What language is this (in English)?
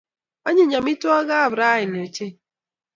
Kalenjin